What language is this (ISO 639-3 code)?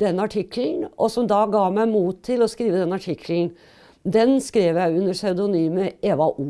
nor